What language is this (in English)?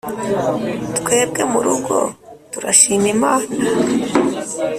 Kinyarwanda